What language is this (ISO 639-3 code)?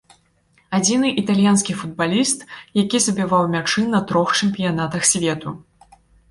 bel